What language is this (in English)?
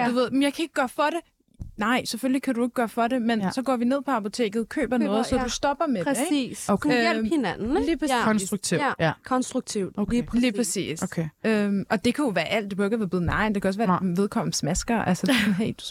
Danish